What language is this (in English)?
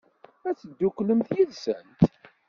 Kabyle